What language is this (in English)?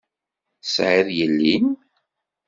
Kabyle